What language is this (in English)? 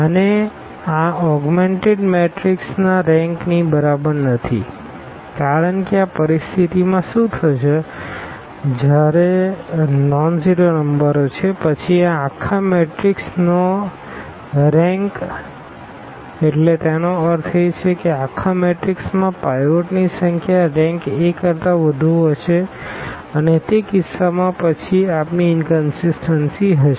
Gujarati